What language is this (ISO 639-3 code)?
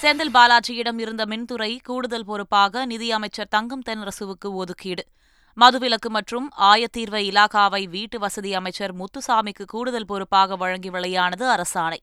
tam